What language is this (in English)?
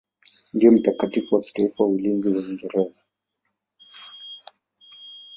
Swahili